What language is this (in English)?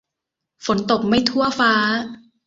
Thai